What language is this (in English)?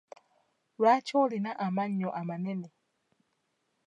Ganda